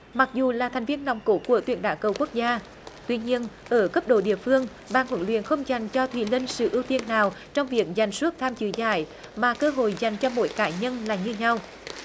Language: Vietnamese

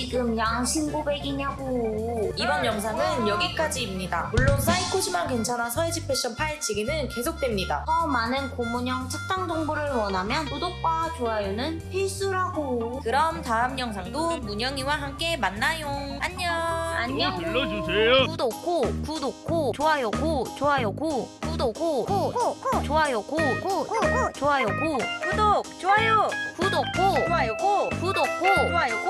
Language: Korean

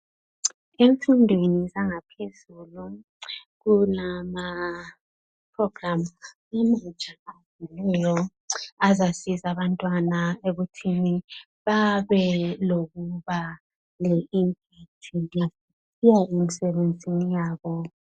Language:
North Ndebele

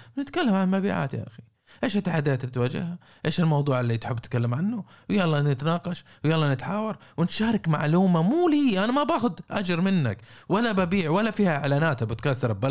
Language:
Arabic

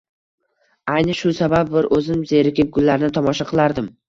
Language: Uzbek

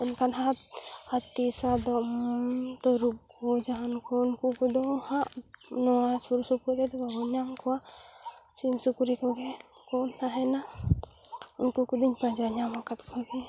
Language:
Santali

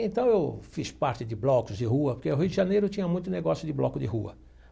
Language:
Portuguese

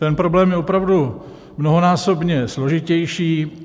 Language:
Czech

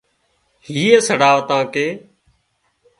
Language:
Wadiyara Koli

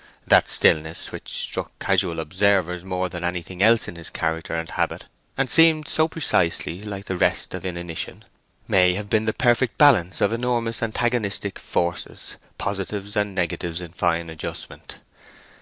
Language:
English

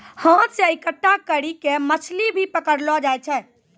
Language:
Maithili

